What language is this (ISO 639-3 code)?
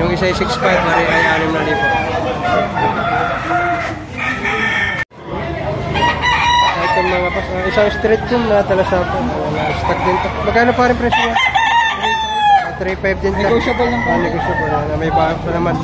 fil